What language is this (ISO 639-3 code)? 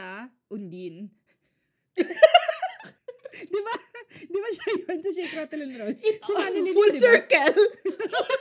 fil